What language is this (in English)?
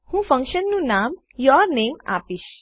Gujarati